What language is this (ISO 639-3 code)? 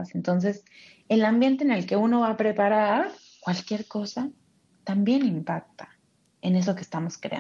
spa